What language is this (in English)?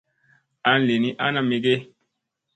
Musey